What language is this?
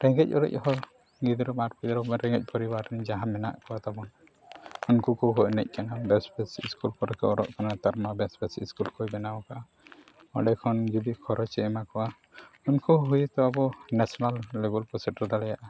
Santali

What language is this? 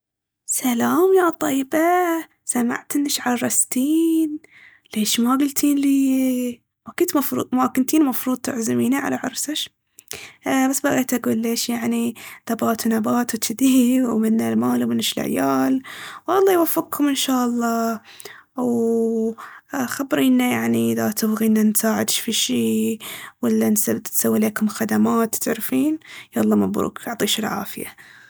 Baharna Arabic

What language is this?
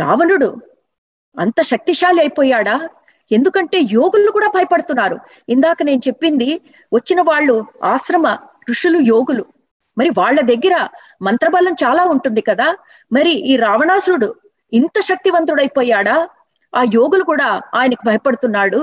Telugu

